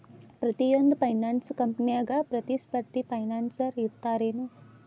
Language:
Kannada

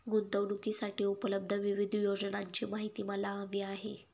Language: Marathi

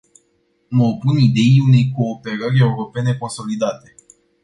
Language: Romanian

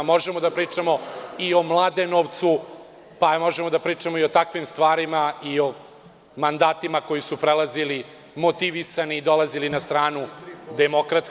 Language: Serbian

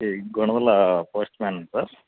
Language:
Telugu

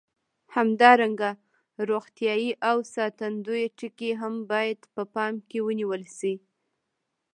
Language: Pashto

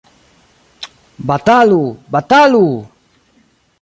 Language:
Esperanto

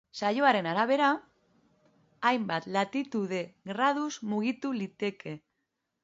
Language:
Basque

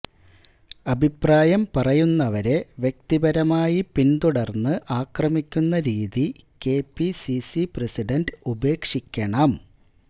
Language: Malayalam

